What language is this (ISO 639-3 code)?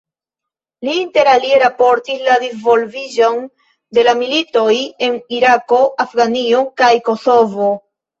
epo